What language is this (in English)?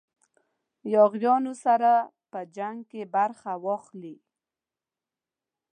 Pashto